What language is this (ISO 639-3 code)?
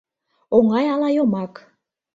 chm